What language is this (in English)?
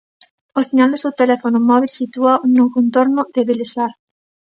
Galician